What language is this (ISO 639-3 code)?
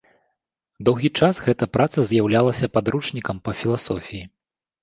bel